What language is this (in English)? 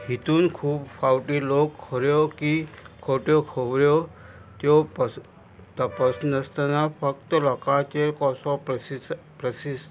Konkani